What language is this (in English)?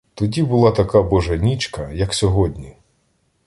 Ukrainian